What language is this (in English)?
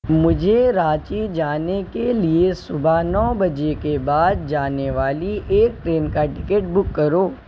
Urdu